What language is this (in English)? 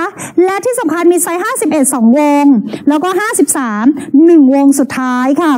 Thai